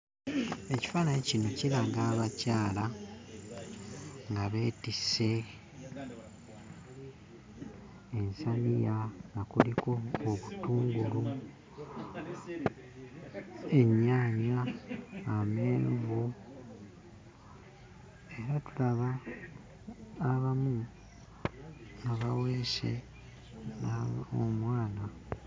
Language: Ganda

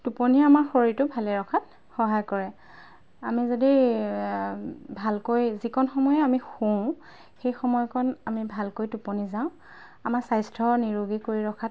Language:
Assamese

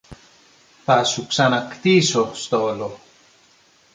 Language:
Greek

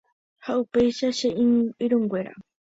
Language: Guarani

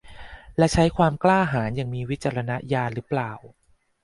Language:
Thai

